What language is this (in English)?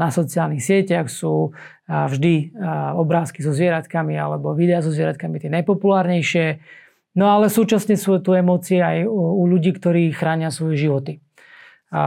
Slovak